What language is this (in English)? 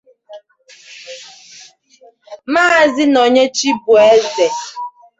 Igbo